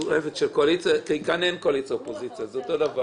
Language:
Hebrew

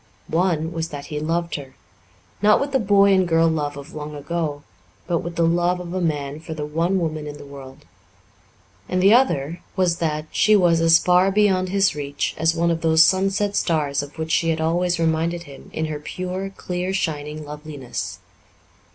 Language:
English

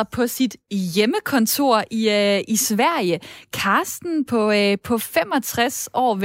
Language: Danish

